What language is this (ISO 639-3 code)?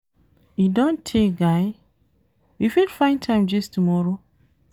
pcm